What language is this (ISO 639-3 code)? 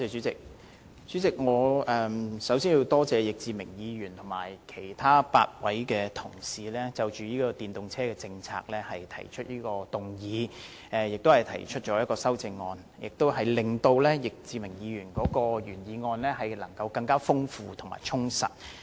yue